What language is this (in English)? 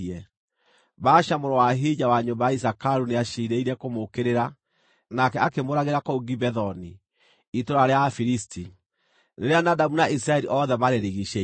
Kikuyu